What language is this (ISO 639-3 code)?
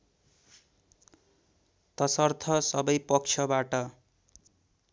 nep